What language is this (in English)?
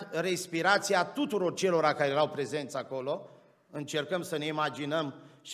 Romanian